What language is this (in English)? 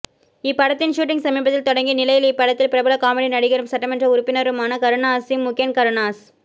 Tamil